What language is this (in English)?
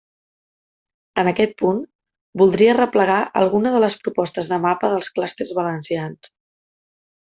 Catalan